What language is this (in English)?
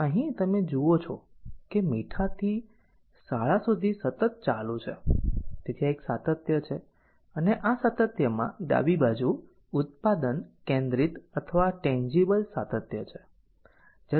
Gujarati